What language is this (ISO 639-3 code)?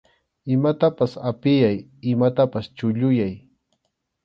qxu